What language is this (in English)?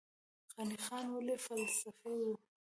Pashto